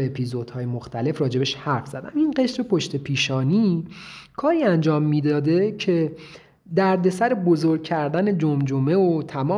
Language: Persian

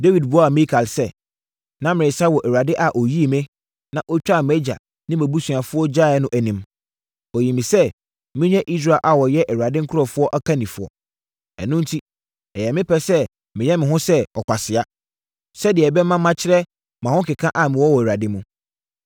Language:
Akan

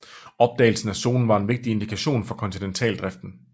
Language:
Danish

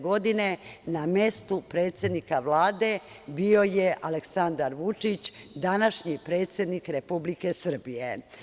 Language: Serbian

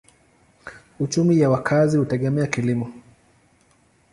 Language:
Swahili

